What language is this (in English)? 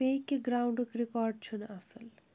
Kashmiri